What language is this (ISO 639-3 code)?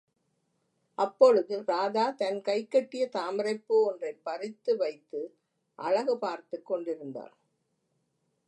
tam